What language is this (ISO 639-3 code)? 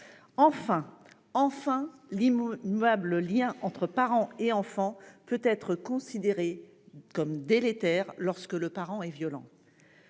fra